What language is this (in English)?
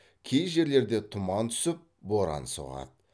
Kazakh